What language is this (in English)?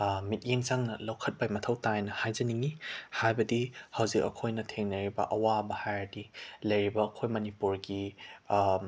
Manipuri